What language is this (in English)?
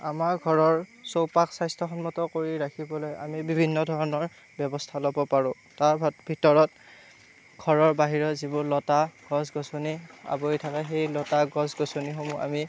Assamese